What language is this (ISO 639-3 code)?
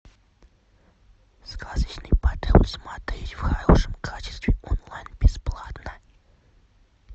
rus